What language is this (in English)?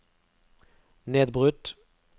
Norwegian